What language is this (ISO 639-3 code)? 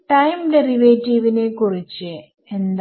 mal